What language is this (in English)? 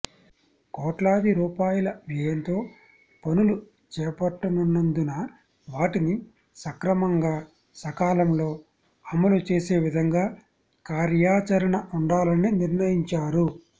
Telugu